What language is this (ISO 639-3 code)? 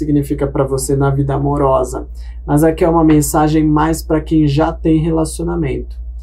por